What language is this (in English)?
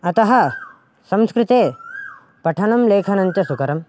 Sanskrit